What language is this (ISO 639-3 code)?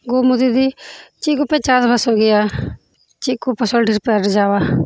sat